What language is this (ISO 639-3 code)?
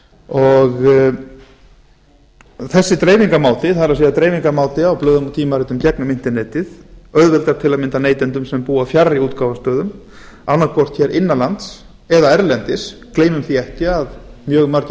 isl